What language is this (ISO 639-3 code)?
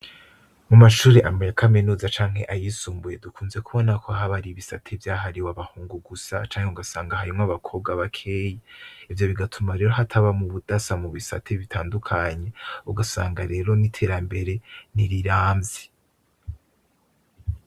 run